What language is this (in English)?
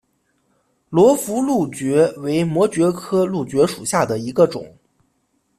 Chinese